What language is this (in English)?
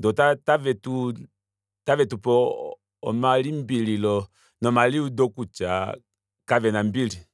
Kuanyama